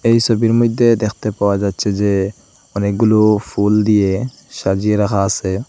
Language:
Bangla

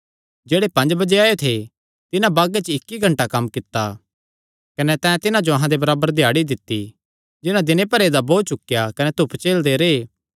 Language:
Kangri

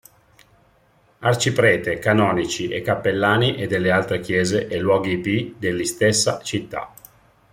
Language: Italian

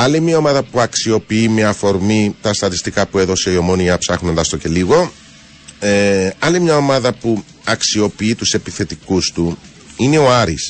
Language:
Greek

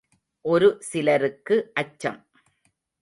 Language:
Tamil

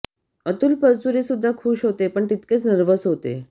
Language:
Marathi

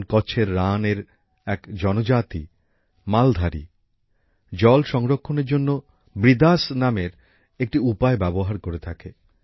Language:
Bangla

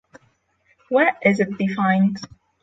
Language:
English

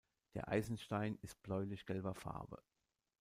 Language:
German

